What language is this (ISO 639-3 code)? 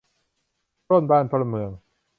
tha